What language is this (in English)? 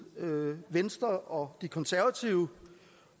Danish